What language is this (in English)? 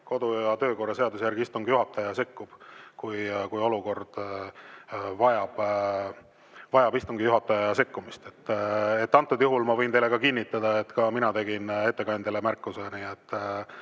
Estonian